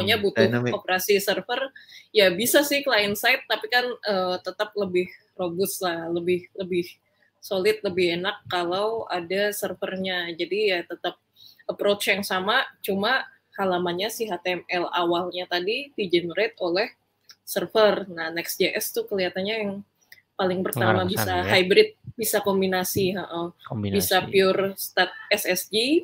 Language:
Indonesian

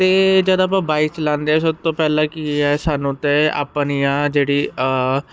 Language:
Punjabi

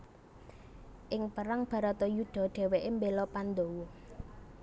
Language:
Javanese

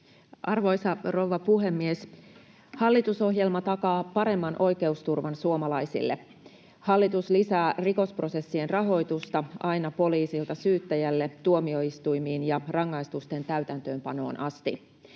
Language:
Finnish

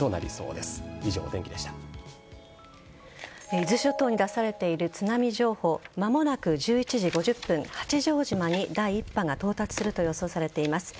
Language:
Japanese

